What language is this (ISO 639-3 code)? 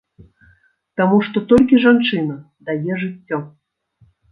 bel